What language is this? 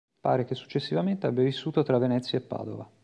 Italian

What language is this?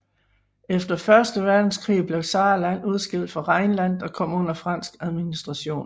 Danish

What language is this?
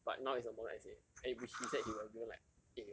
English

